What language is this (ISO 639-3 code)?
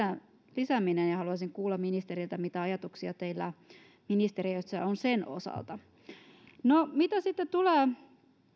fin